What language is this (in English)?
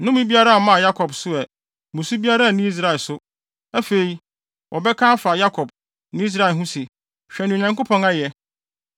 Akan